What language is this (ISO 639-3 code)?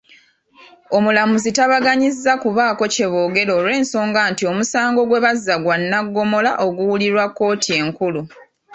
lug